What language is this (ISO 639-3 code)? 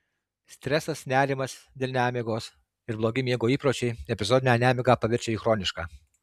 lit